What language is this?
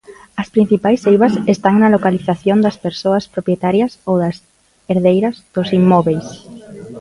Galician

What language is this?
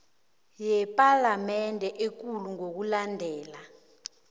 South Ndebele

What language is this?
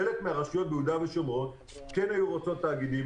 Hebrew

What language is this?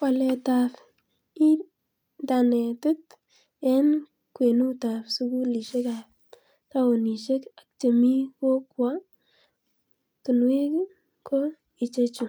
Kalenjin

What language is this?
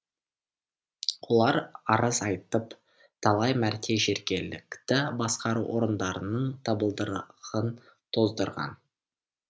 Kazakh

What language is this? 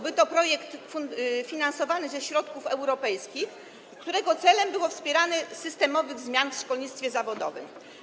Polish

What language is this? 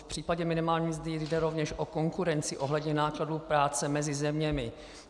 Czech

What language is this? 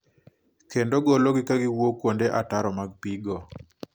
Luo (Kenya and Tanzania)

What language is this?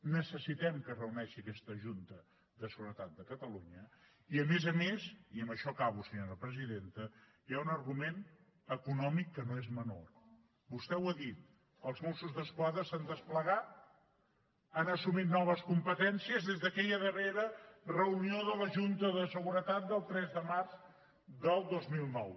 Catalan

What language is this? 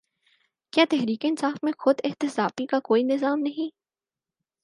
Urdu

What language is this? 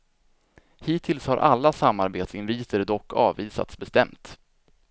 Swedish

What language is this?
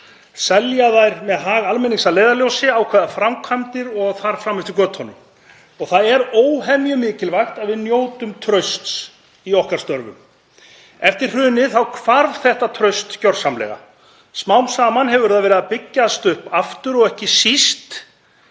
Icelandic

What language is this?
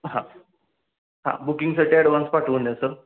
Marathi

